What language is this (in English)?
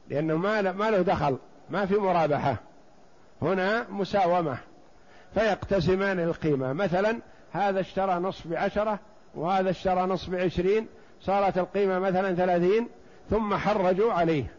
Arabic